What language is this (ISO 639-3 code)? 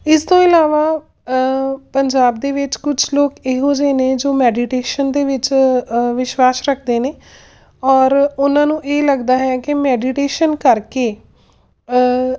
pan